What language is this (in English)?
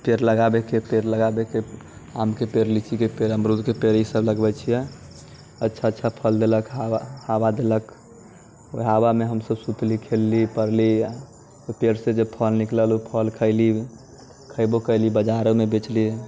Maithili